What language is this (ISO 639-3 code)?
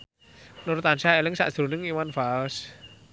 jav